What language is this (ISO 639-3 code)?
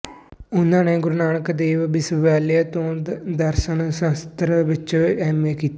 pan